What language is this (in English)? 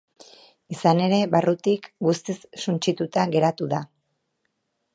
Basque